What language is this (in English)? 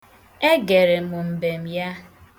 Igbo